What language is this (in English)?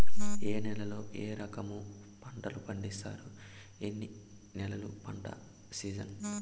Telugu